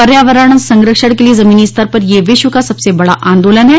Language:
Hindi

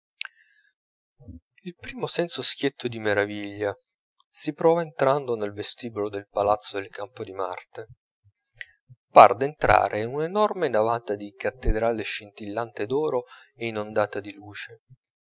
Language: Italian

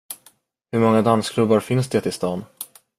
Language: Swedish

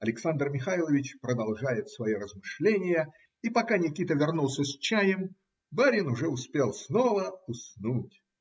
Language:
Russian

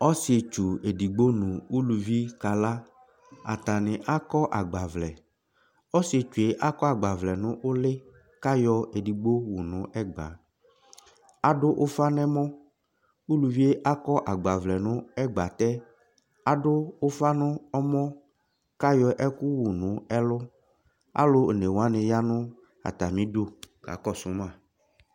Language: Ikposo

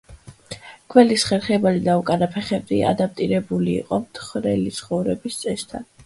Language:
Georgian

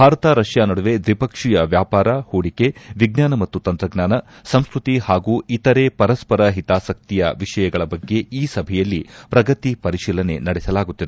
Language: Kannada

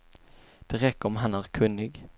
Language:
Swedish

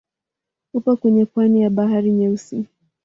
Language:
Swahili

